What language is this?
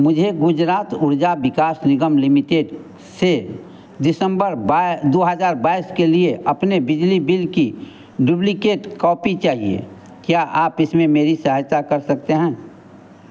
Hindi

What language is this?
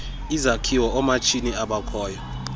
Xhosa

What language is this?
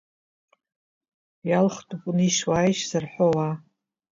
Abkhazian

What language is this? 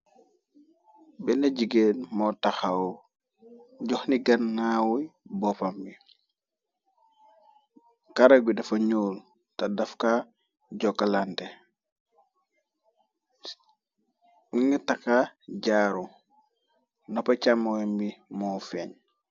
Wolof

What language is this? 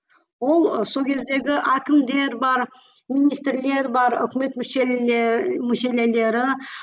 Kazakh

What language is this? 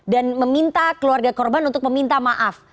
Indonesian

